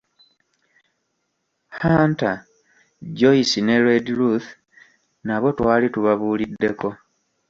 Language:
Ganda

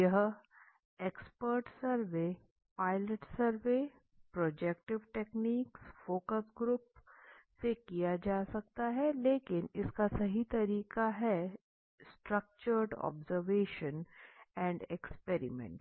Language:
Hindi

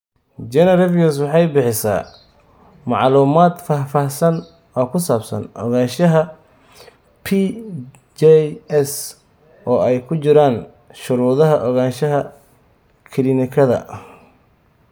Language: Somali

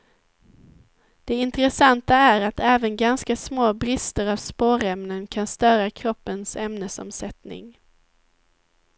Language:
Swedish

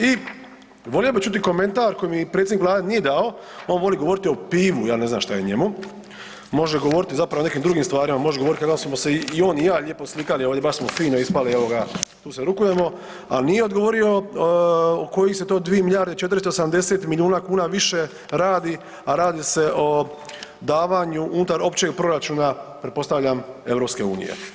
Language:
Croatian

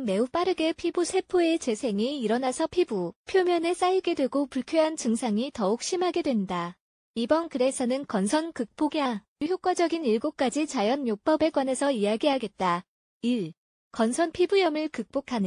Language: Korean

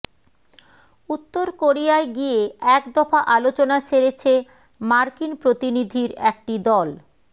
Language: Bangla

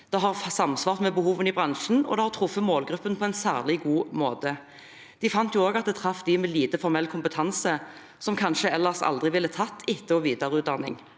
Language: Norwegian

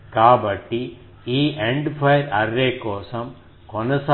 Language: Telugu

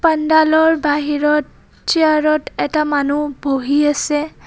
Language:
Assamese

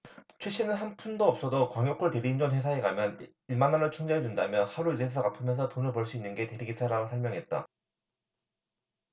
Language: Korean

